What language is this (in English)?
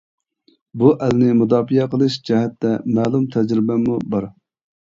Uyghur